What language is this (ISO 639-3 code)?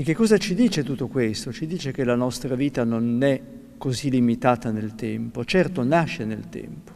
ita